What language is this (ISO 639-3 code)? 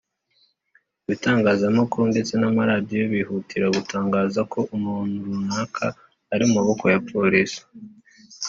kin